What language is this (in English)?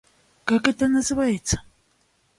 Russian